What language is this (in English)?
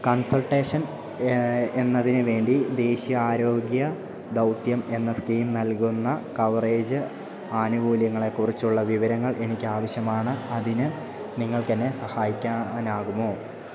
Malayalam